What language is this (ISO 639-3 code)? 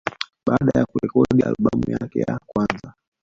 swa